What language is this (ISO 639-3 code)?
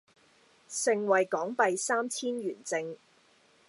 yue